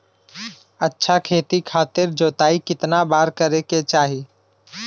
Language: Bhojpuri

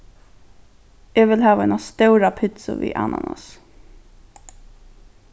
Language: Faroese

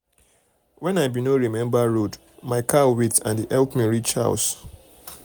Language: Nigerian Pidgin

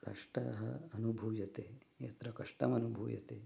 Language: Sanskrit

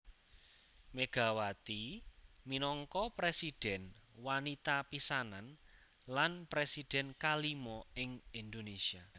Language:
Javanese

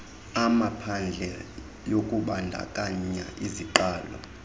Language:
Xhosa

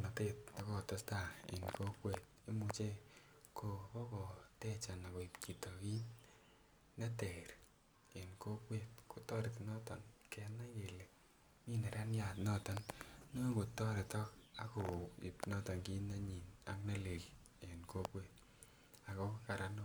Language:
Kalenjin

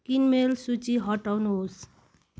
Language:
Nepali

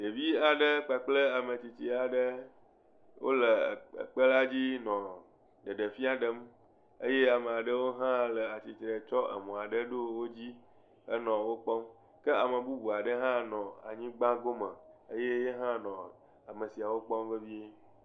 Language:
Ewe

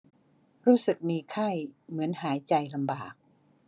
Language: Thai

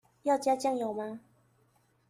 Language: Chinese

